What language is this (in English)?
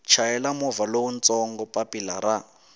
Tsonga